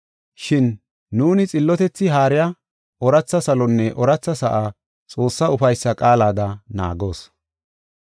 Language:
Gofa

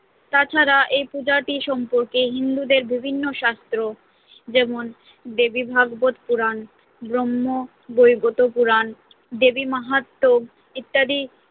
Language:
Bangla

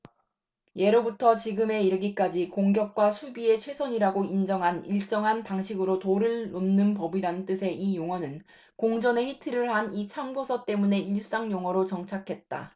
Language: Korean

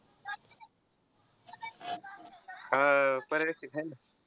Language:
Marathi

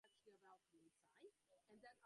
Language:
Bangla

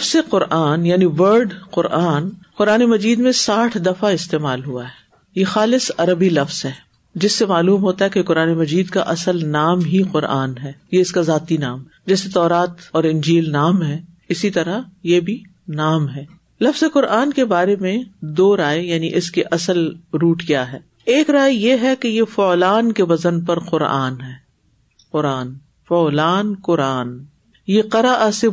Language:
Urdu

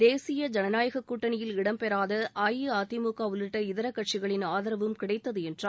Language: Tamil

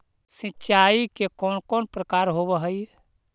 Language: Magahi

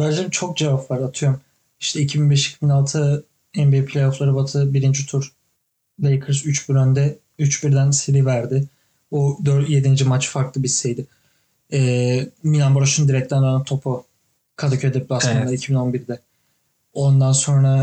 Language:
Turkish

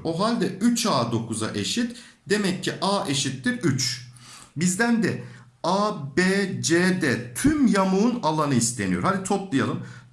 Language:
Turkish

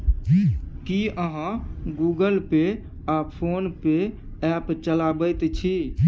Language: Maithili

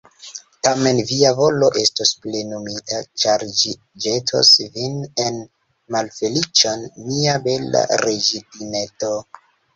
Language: Esperanto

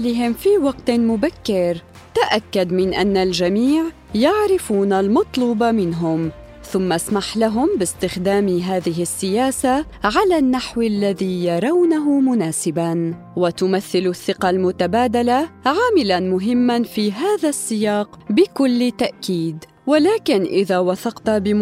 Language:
Arabic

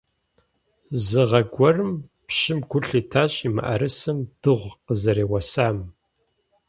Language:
Kabardian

